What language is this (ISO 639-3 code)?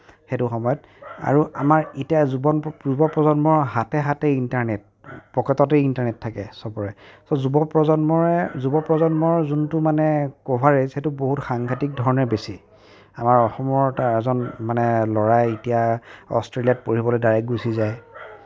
asm